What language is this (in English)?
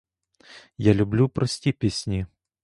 Ukrainian